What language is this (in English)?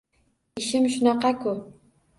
Uzbek